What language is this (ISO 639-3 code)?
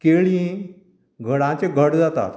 kok